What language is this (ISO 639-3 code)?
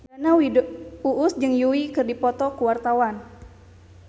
sun